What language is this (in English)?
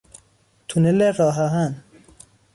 Persian